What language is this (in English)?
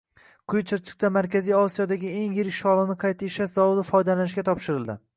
Uzbek